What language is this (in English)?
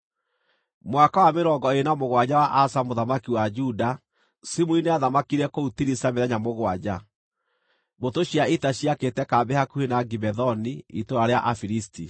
Kikuyu